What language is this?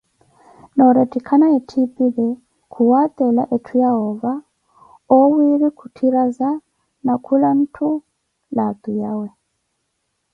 Koti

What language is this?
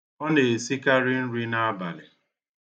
Igbo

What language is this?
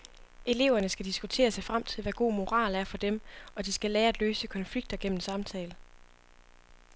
Danish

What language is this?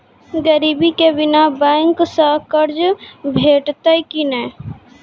Maithili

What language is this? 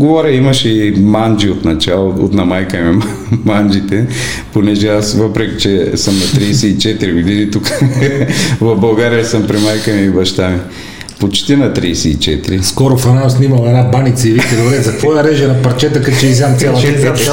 Bulgarian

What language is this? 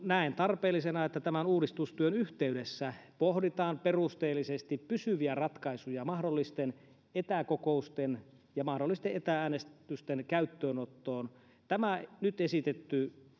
Finnish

